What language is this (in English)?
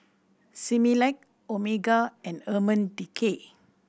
English